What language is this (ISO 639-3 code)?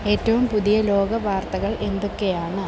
mal